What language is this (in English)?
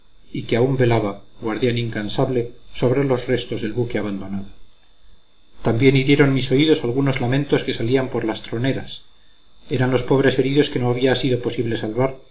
Spanish